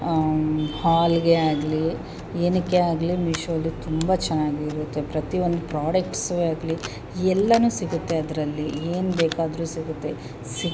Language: Kannada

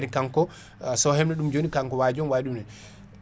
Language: Fula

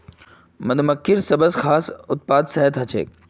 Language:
Magahi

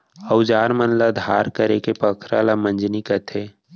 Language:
Chhattisgarhi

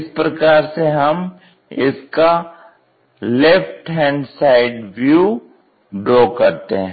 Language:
Hindi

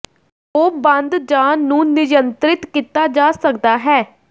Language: Punjabi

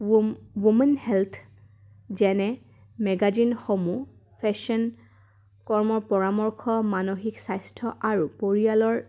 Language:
Assamese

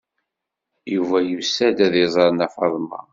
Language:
Kabyle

